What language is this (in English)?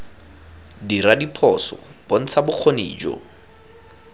Tswana